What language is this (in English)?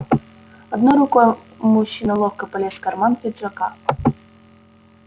Russian